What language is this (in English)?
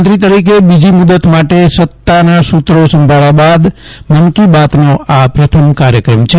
Gujarati